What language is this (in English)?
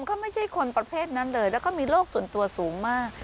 Thai